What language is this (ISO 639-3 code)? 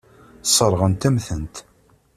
kab